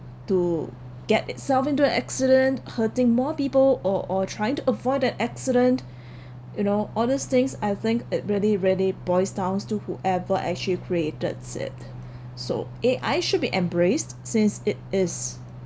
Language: English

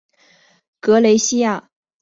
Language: Chinese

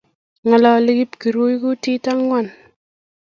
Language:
Kalenjin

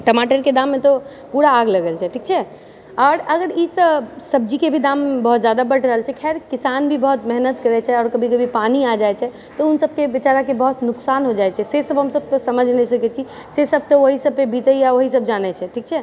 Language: Maithili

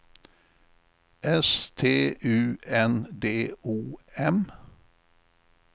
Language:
Swedish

